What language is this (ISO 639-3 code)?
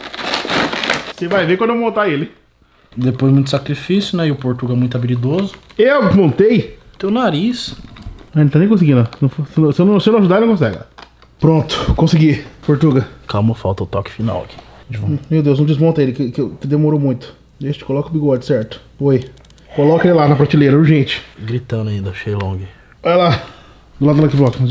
por